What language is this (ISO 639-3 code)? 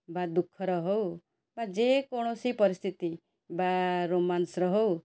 ori